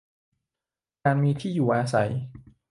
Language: Thai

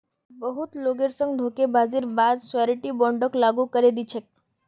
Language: Magahi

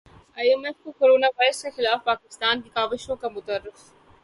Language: Urdu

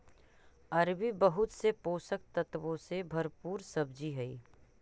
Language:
Magahi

